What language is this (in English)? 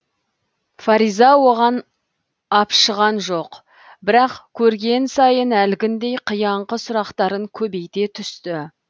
Kazakh